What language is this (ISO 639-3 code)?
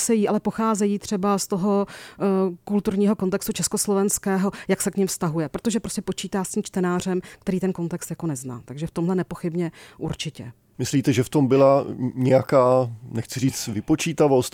ces